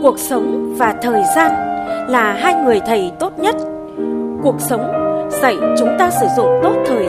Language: Vietnamese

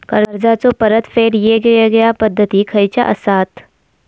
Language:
Marathi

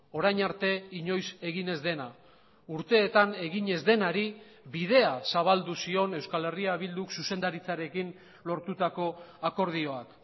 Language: Basque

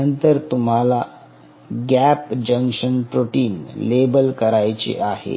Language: Marathi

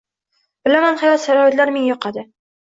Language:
Uzbek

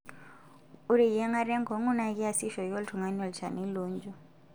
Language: Masai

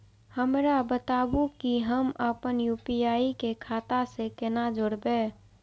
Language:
Maithili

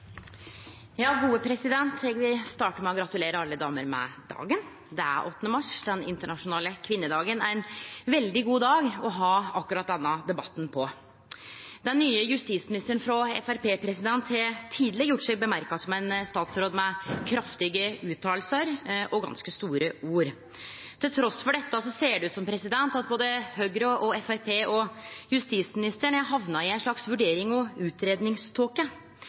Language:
Norwegian Nynorsk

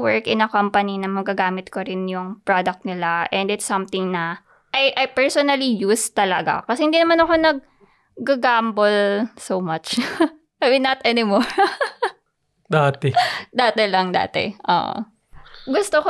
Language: Filipino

